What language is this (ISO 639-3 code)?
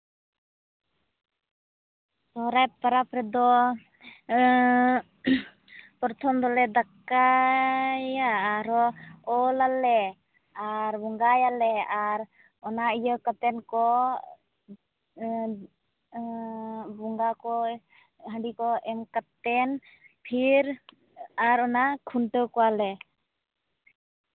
sat